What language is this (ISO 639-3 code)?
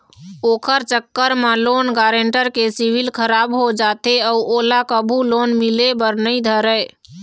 hne